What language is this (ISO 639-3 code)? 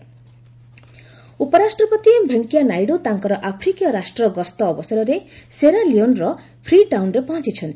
ori